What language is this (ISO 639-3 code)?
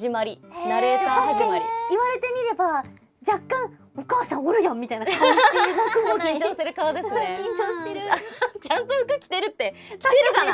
jpn